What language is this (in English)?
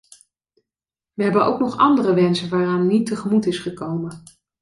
Dutch